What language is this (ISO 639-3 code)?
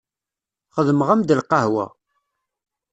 kab